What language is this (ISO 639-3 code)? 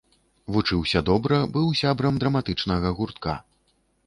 bel